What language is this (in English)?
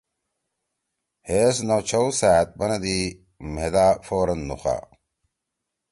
Torwali